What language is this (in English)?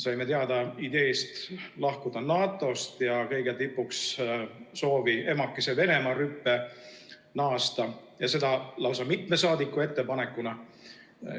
Estonian